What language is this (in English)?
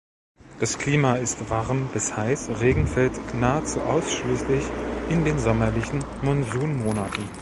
German